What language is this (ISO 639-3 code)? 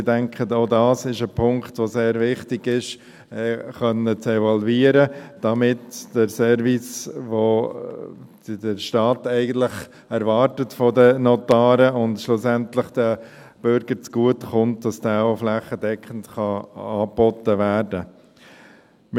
gsw